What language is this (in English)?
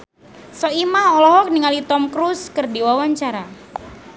Sundanese